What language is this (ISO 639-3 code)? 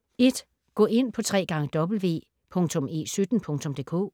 dan